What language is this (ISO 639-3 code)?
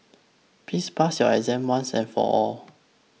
eng